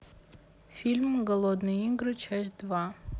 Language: Russian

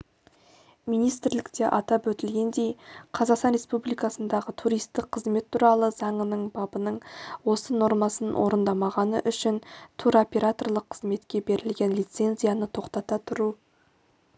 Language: Kazakh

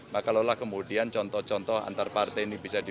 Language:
Indonesian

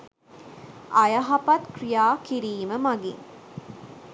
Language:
Sinhala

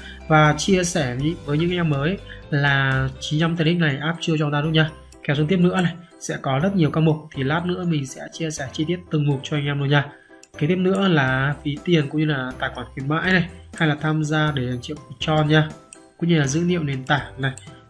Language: Vietnamese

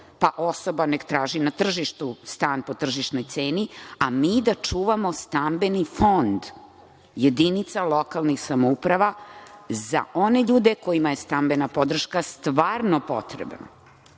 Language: Serbian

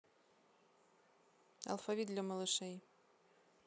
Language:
Russian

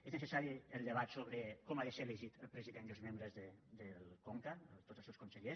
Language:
Catalan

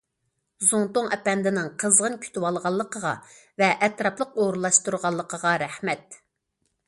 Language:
Uyghur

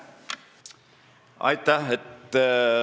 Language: Estonian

